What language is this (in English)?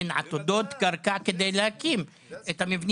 Hebrew